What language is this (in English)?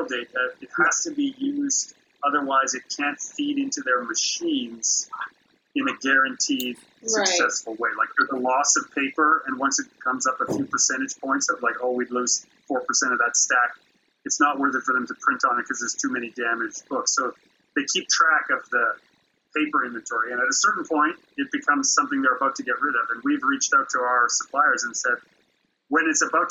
English